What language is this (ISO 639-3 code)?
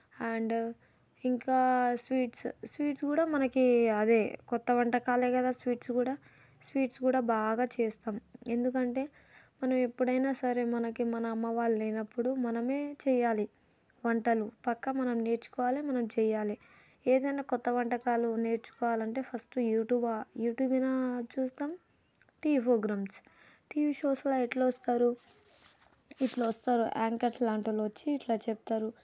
tel